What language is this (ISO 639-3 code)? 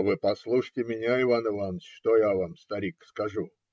rus